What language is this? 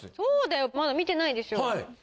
Japanese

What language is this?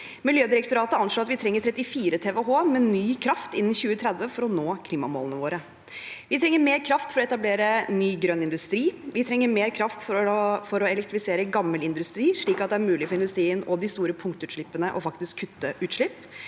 Norwegian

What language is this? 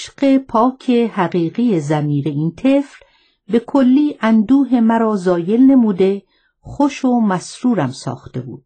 Persian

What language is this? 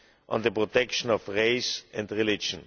English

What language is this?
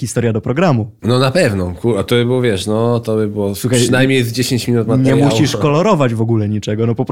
Polish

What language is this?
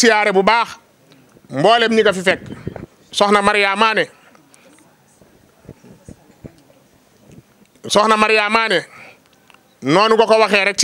French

